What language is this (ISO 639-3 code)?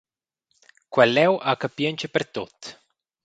roh